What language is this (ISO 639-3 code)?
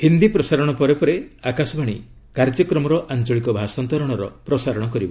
ori